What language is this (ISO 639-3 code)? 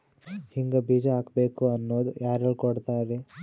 kan